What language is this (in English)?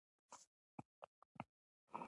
Pashto